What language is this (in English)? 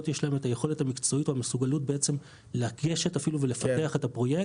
Hebrew